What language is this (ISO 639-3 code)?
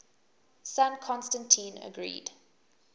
eng